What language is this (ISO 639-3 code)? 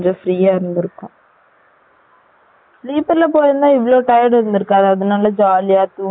tam